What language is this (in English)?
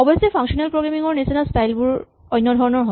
Assamese